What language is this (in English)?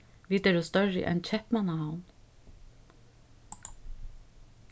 Faroese